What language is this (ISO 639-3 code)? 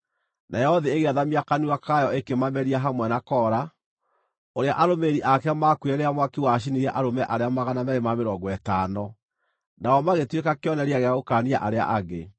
kik